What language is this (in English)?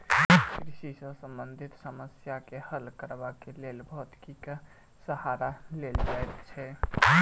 Maithili